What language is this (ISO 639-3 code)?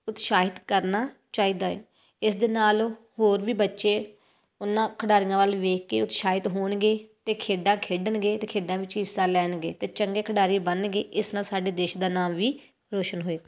pan